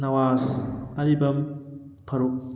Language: Manipuri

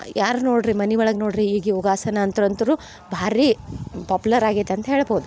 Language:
Kannada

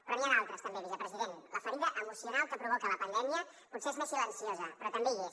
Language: Catalan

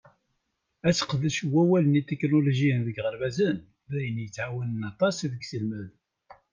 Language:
Kabyle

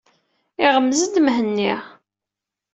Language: Kabyle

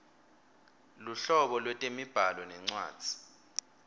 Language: Swati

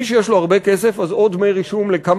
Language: Hebrew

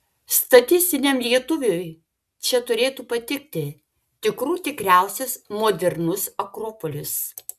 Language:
Lithuanian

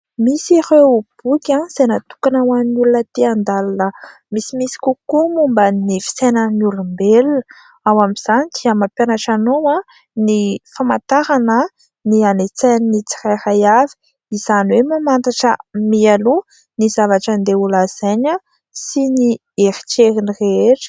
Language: Malagasy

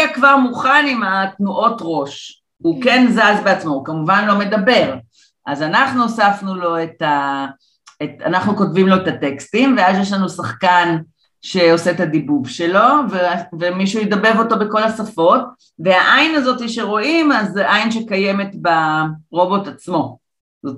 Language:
Hebrew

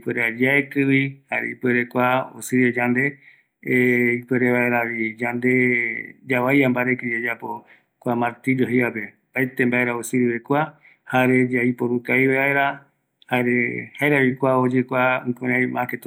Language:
Eastern Bolivian Guaraní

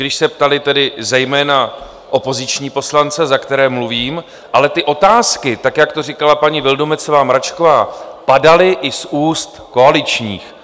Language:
Czech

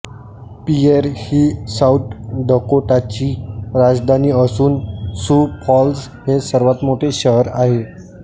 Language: Marathi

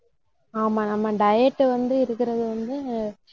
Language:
Tamil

